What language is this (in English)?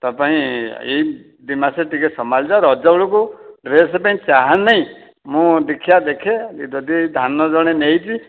Odia